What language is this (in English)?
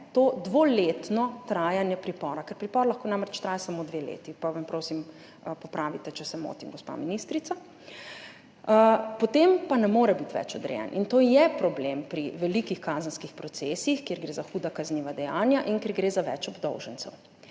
Slovenian